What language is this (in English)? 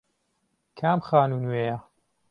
Central Kurdish